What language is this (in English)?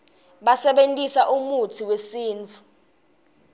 Swati